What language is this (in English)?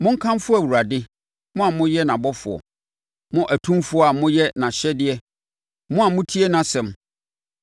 Akan